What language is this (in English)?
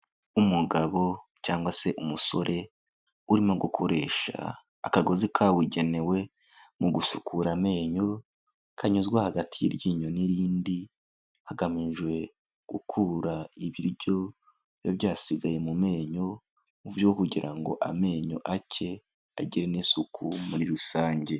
Kinyarwanda